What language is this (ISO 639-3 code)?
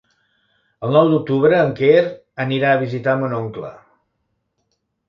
cat